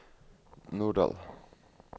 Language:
Norwegian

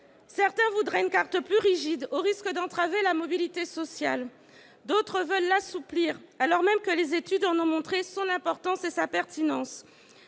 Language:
French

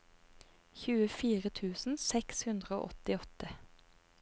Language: Norwegian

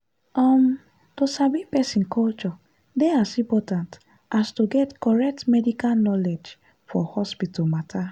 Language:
Nigerian Pidgin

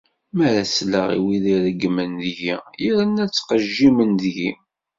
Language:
Kabyle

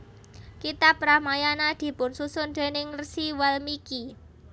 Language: Javanese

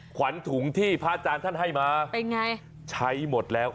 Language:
Thai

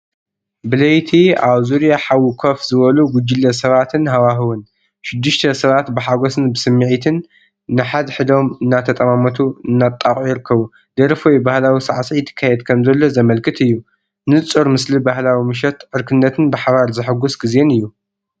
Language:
Tigrinya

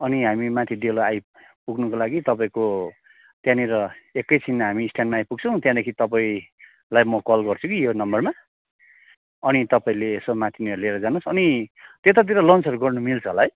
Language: Nepali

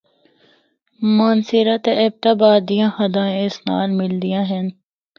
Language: Northern Hindko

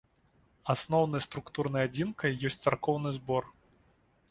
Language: Belarusian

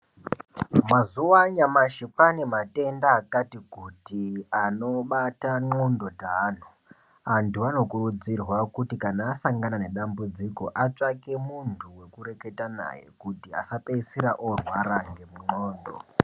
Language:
Ndau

